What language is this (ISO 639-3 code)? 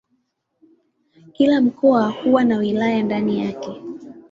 swa